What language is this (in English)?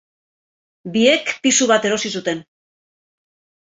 Basque